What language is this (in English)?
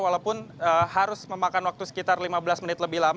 Indonesian